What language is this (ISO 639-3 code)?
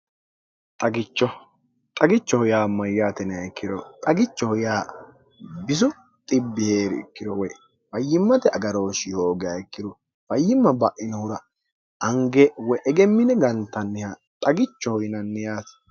sid